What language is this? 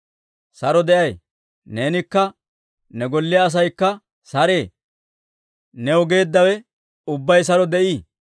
Dawro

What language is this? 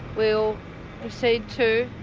English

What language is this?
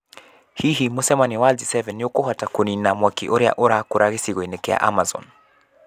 Kikuyu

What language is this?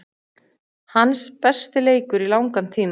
Icelandic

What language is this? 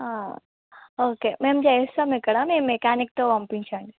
Telugu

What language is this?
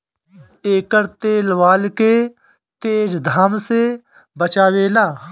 Bhojpuri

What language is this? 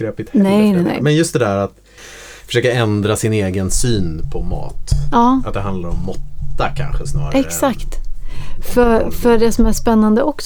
Swedish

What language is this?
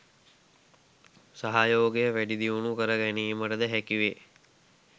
Sinhala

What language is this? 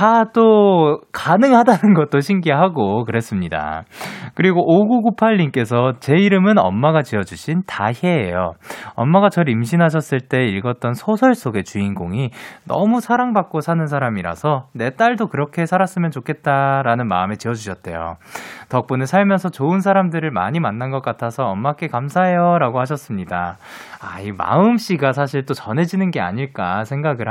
Korean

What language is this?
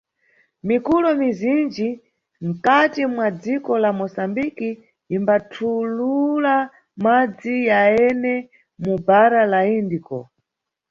Nyungwe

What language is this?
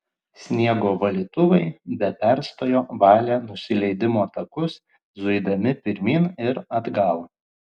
Lithuanian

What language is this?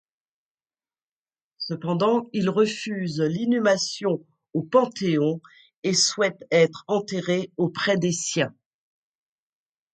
French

